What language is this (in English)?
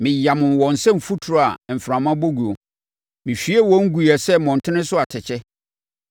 Akan